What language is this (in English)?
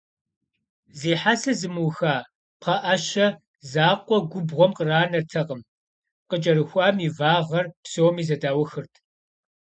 Kabardian